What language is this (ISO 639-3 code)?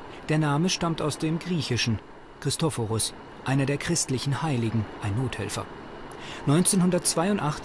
deu